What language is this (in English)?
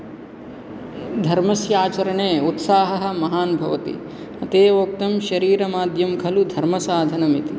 Sanskrit